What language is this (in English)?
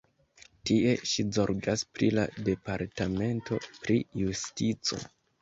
Esperanto